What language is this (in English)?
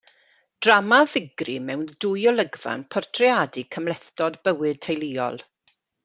Welsh